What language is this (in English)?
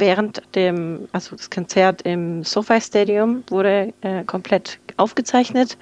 German